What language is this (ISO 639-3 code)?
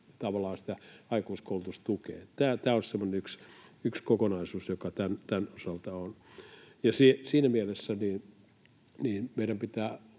fin